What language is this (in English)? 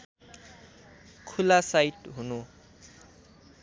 Nepali